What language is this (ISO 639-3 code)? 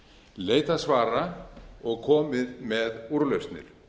isl